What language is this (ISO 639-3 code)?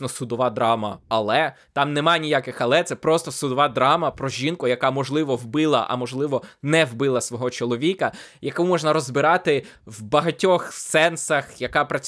ukr